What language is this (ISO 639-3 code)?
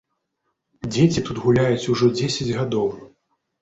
bel